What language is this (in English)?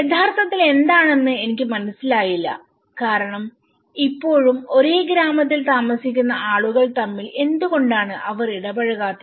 Malayalam